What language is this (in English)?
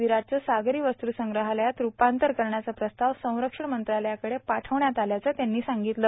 Marathi